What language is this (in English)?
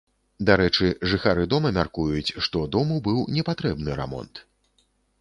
Belarusian